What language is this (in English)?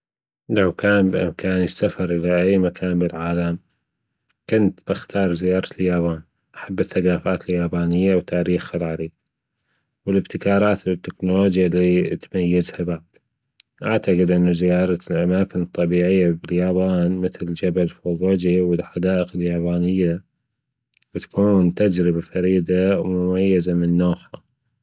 Gulf Arabic